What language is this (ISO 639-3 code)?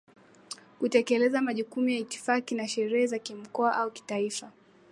swa